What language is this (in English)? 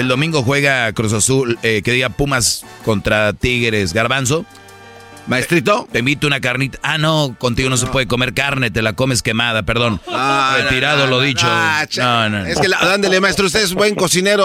Spanish